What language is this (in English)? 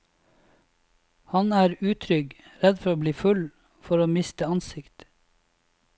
Norwegian